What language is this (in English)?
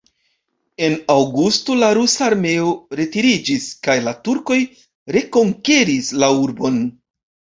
Esperanto